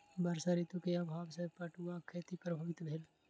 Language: Maithili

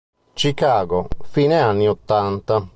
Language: Italian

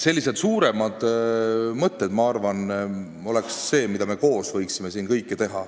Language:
Estonian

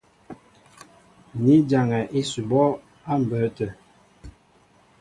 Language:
Mbo (Cameroon)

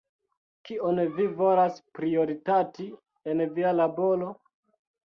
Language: Esperanto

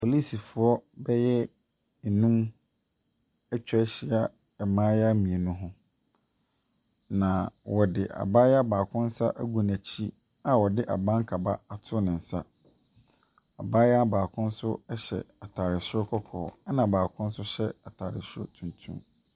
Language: Akan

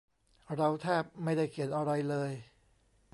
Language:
Thai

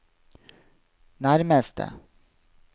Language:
Norwegian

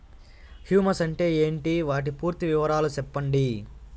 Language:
Telugu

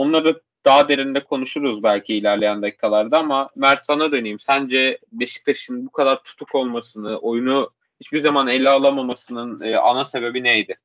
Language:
Turkish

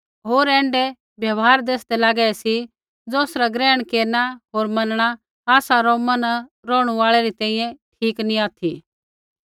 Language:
Kullu Pahari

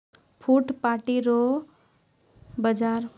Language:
Maithili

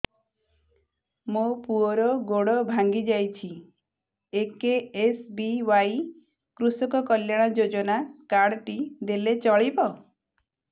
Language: Odia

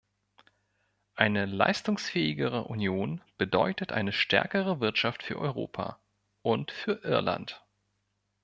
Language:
German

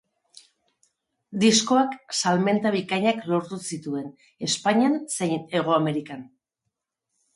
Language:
Basque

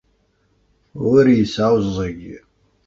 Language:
Kabyle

